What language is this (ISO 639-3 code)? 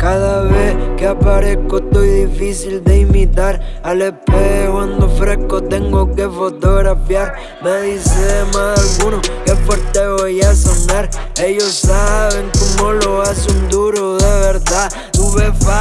spa